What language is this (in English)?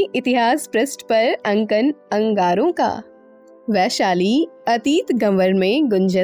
Hindi